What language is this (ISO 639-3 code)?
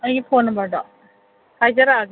mni